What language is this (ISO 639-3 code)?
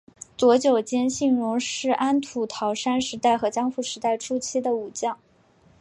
zho